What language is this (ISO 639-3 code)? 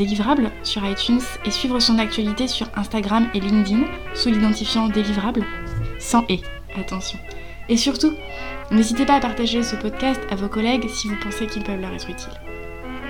fra